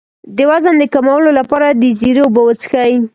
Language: Pashto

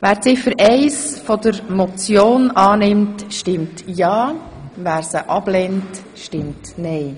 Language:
Swiss German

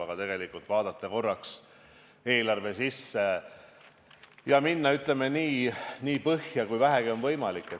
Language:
Estonian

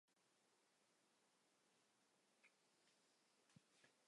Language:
Chinese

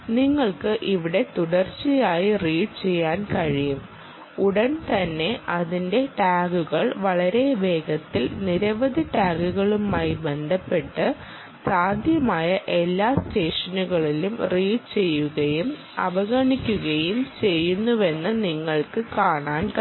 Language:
Malayalam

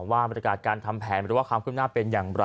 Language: Thai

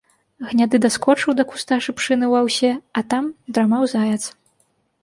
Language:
Belarusian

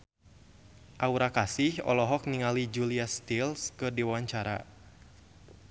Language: Sundanese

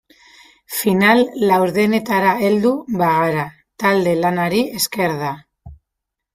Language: Basque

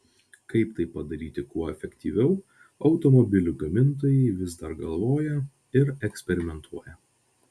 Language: Lithuanian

